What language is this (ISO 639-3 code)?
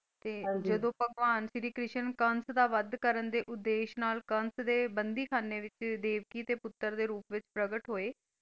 pan